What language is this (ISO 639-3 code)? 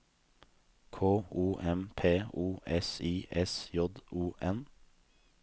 nor